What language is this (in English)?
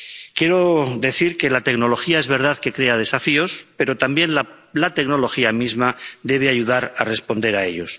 Spanish